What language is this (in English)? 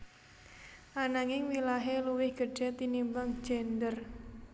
Javanese